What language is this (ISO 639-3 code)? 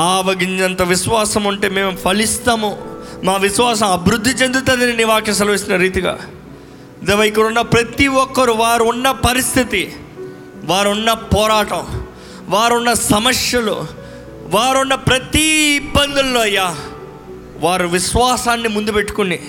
tel